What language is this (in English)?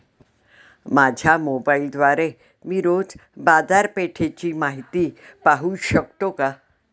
Marathi